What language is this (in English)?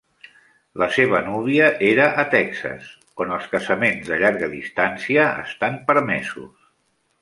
Catalan